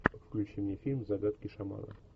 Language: Russian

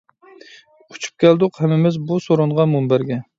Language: Uyghur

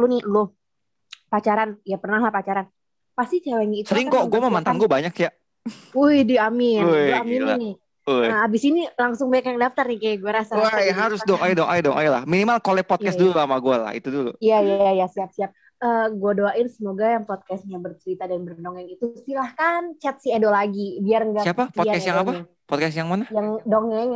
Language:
Indonesian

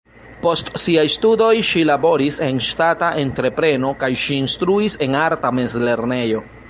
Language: Esperanto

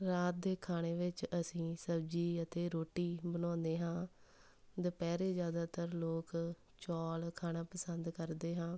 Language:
Punjabi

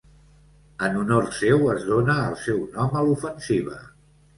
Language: Catalan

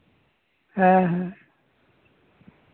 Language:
Santali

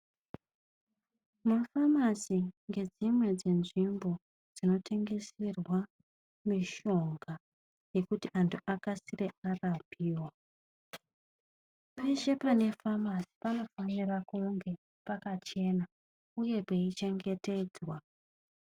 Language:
Ndau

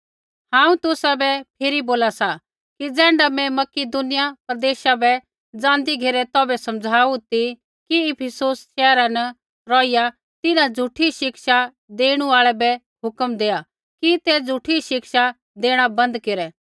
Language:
Kullu Pahari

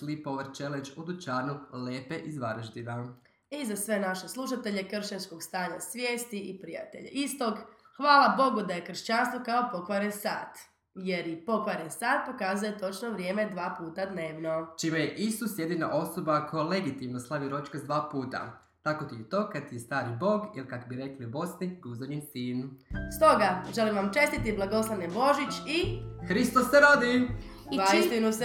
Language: Croatian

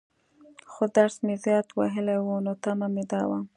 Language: Pashto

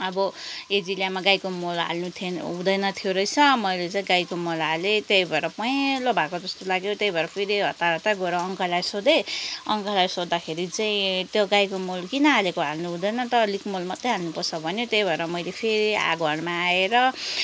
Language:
Nepali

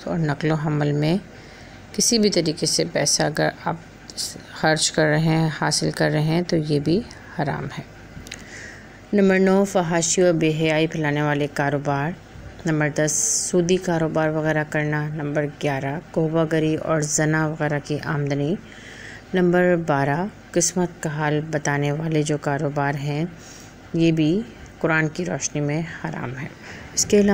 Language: Hindi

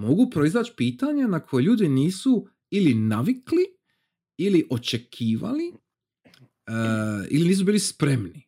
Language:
Croatian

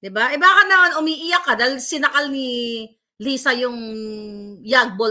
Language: Filipino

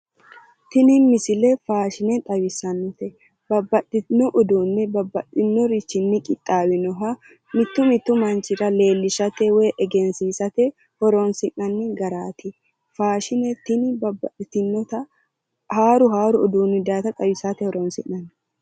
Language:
Sidamo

